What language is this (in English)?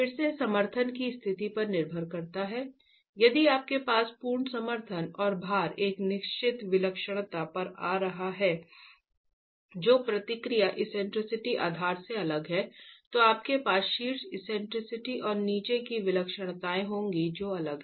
Hindi